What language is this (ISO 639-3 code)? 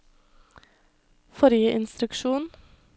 nor